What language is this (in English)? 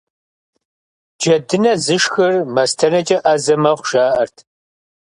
Kabardian